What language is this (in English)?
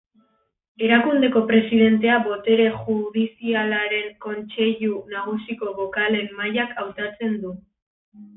Basque